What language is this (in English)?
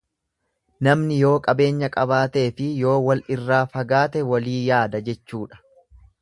Oromo